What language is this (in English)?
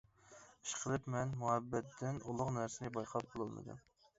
Uyghur